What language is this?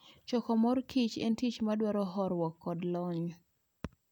Luo (Kenya and Tanzania)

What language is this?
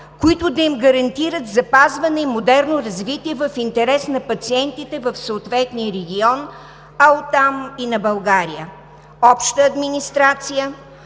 Bulgarian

